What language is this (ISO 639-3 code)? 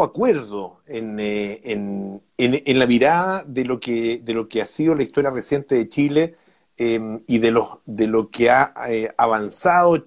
spa